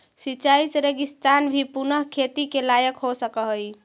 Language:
Magahi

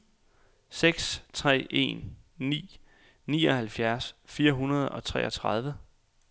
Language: Danish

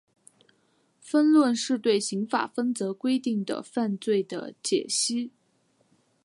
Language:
Chinese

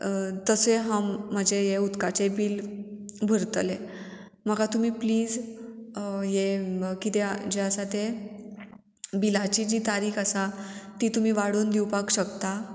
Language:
Konkani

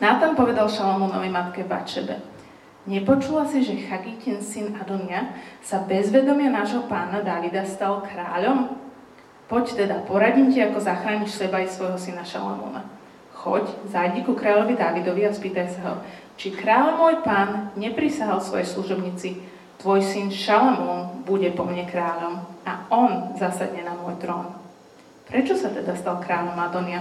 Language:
Slovak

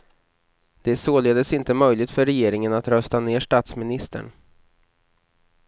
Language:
Swedish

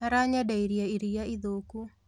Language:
Kikuyu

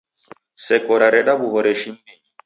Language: Taita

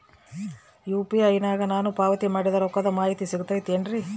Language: Kannada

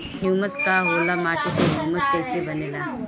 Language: Bhojpuri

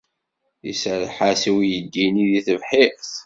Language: Kabyle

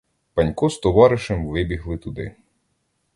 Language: Ukrainian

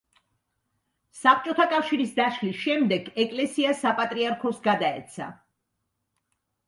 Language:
Georgian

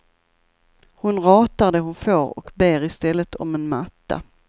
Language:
Swedish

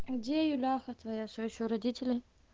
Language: Russian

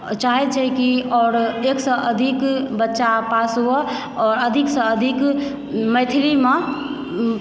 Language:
Maithili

